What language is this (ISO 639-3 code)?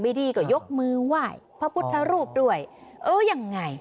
tha